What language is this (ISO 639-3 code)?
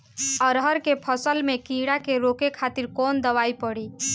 bho